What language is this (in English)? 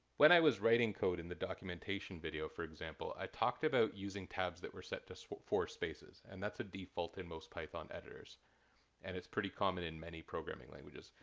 English